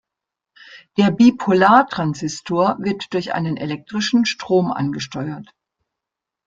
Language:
German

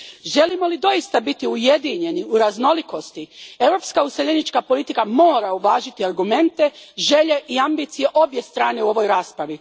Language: Croatian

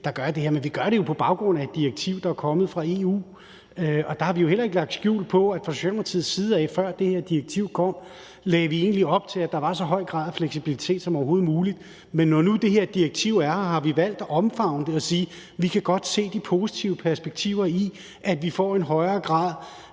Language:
Danish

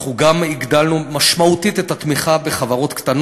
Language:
Hebrew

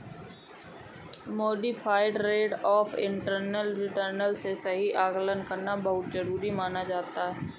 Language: Hindi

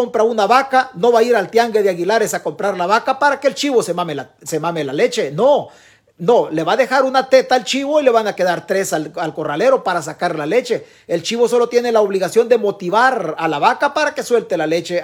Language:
Spanish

